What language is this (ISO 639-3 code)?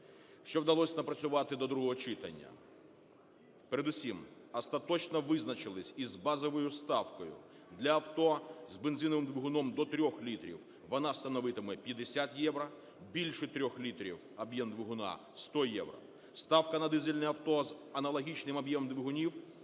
ukr